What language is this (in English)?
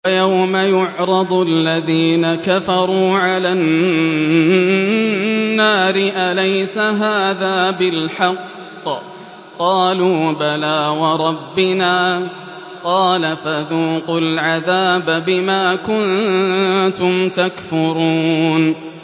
Arabic